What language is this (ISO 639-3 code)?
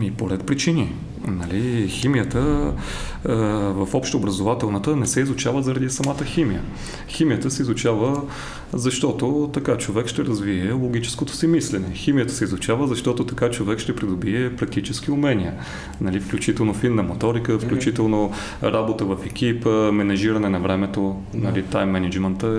bul